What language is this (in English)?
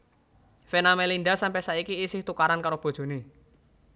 Javanese